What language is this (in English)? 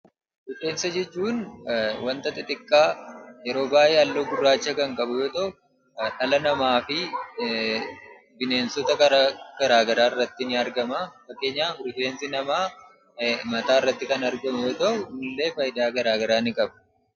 Oromo